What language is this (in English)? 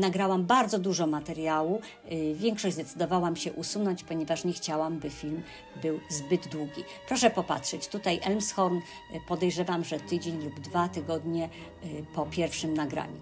Polish